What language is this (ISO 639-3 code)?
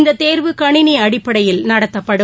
tam